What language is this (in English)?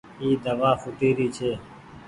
Goaria